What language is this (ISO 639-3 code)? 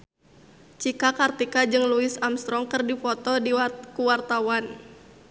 sun